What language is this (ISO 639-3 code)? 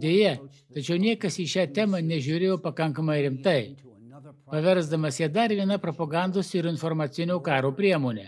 lit